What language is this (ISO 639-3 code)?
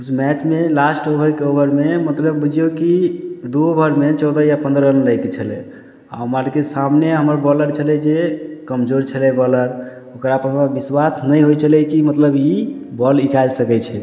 mai